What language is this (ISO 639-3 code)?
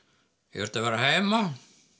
isl